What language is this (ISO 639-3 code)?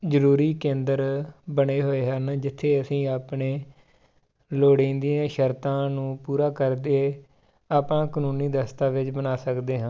pan